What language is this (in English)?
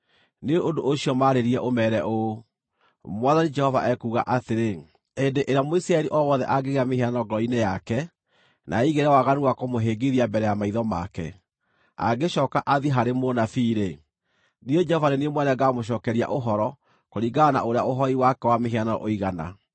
Kikuyu